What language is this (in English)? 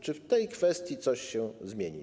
Polish